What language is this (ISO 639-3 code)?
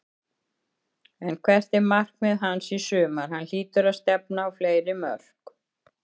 isl